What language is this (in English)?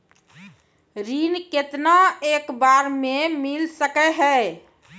Maithili